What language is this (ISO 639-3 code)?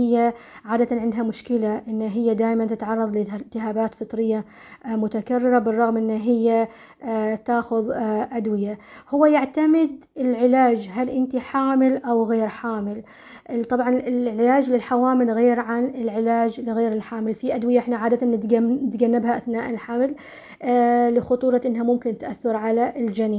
ara